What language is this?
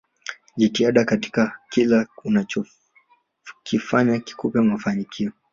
Swahili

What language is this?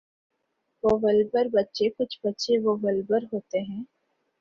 Urdu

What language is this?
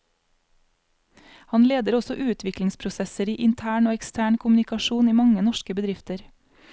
Norwegian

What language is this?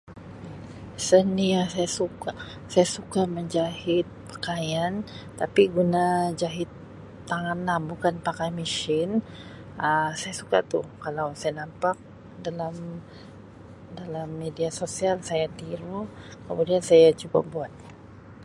Sabah Malay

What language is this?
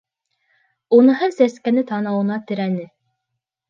Bashkir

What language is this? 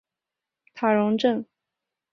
Chinese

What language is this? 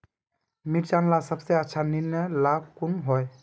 Magahi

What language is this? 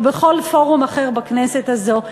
Hebrew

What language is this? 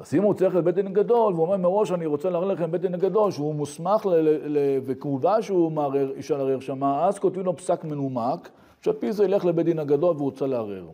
Hebrew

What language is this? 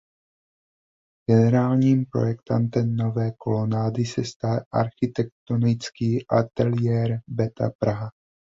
Czech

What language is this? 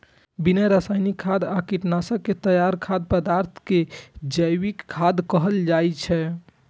Maithili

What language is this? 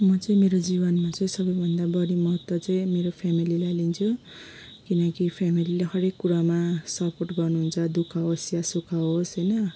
Nepali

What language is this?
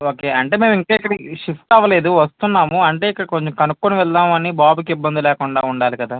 Telugu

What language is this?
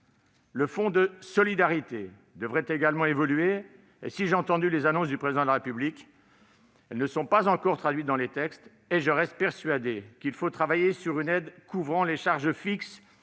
French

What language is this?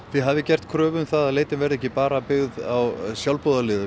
Icelandic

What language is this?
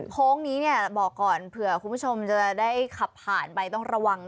Thai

